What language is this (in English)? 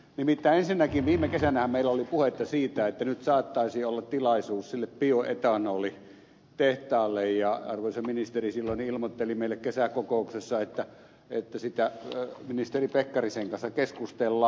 Finnish